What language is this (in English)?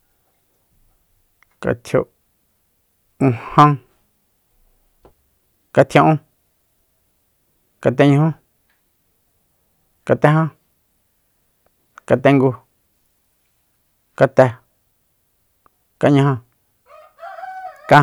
Soyaltepec Mazatec